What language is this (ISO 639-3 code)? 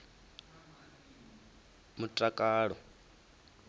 ven